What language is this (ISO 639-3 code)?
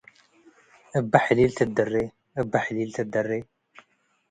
tig